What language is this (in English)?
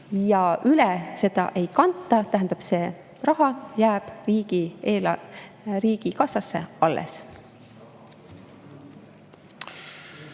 Estonian